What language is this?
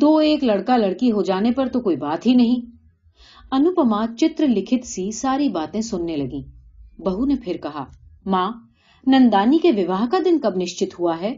Hindi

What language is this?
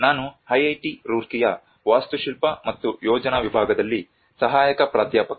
Kannada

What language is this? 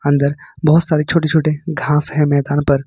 Hindi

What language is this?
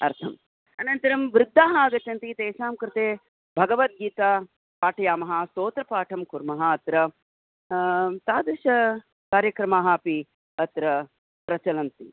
Sanskrit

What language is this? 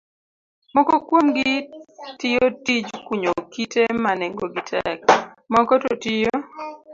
Luo (Kenya and Tanzania)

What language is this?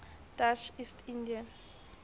Southern Sotho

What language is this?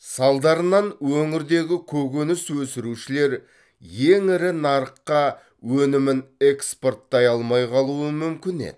Kazakh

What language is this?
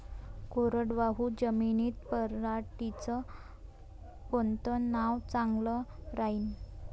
Marathi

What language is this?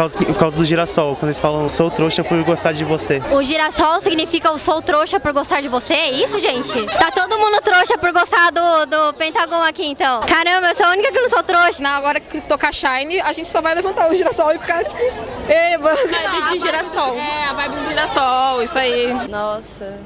Portuguese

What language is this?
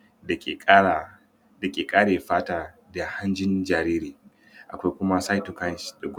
Hausa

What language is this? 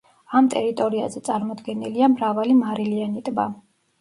Georgian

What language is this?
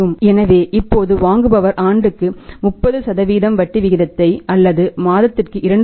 Tamil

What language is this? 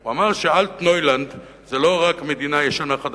Hebrew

